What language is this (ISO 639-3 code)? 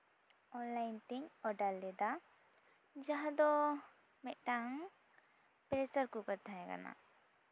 sat